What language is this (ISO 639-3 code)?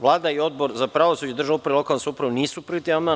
srp